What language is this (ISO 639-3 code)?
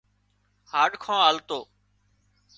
kxp